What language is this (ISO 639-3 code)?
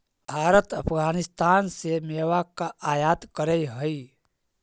mag